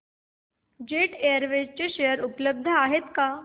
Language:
Marathi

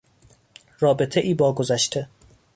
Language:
Persian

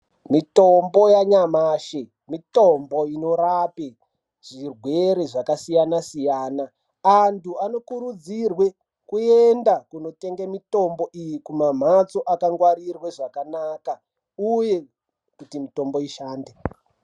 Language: Ndau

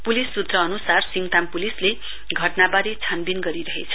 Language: Nepali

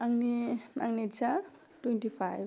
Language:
Bodo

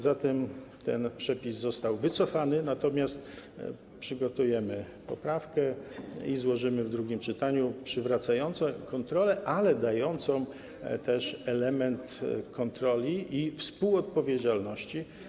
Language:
Polish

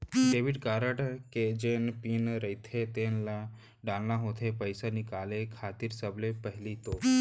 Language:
Chhattisgarhi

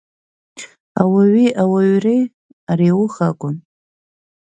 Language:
Abkhazian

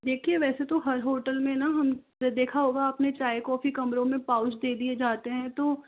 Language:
Hindi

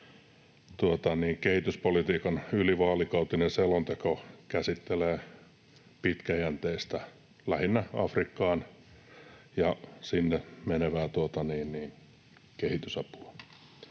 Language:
Finnish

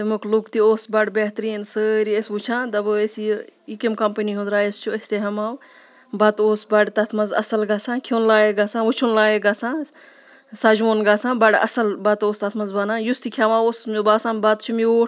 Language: Kashmiri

